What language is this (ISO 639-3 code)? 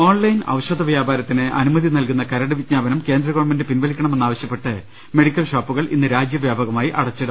mal